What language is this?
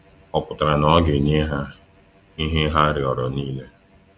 Igbo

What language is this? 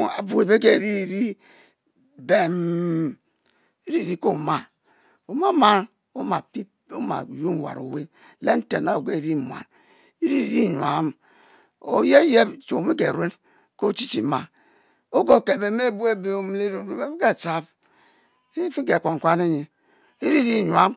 Mbe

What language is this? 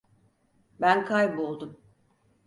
Turkish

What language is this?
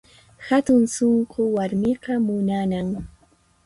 Puno Quechua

